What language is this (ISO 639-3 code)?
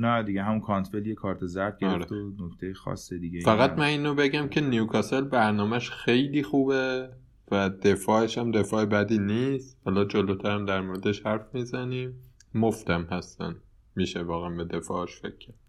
fas